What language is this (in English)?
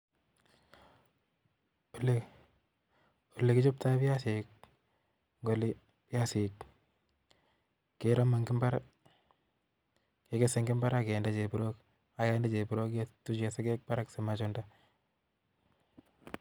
Kalenjin